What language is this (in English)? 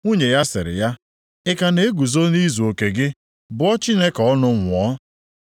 Igbo